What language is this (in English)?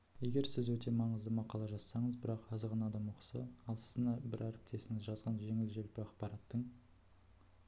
Kazakh